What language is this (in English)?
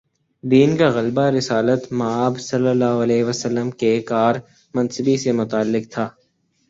Urdu